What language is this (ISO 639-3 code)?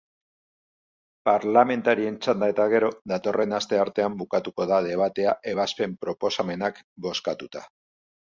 eus